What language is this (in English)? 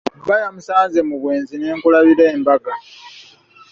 Ganda